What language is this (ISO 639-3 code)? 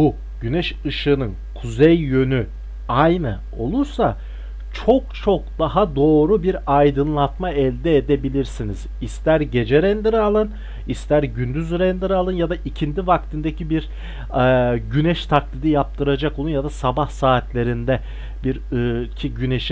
tur